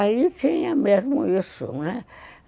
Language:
Portuguese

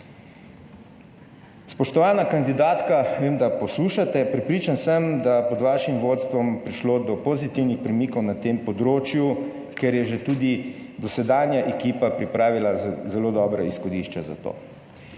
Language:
Slovenian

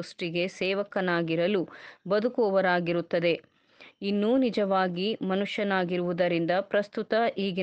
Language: Kannada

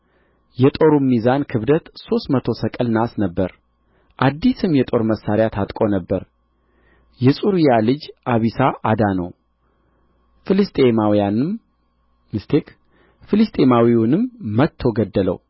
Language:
Amharic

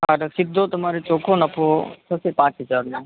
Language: Gujarati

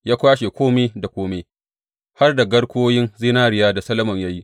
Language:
Hausa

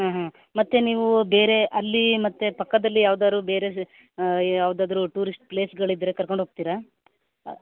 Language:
Kannada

